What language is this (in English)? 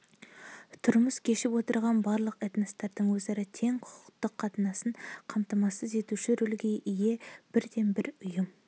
Kazakh